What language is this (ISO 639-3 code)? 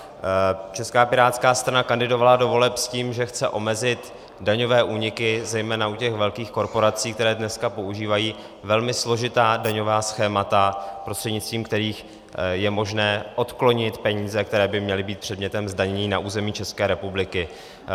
ces